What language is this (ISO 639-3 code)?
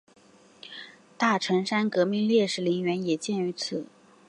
zho